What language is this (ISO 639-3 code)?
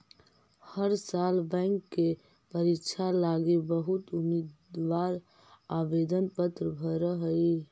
mag